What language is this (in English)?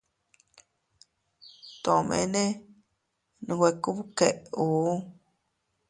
Teutila Cuicatec